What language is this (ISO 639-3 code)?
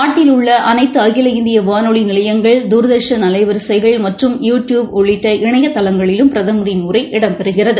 tam